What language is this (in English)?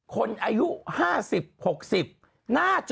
Thai